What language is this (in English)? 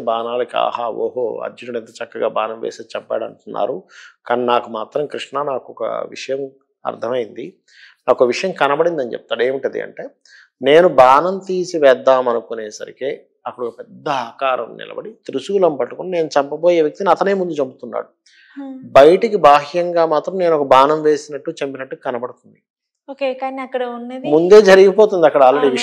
Telugu